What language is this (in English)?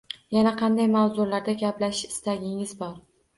Uzbek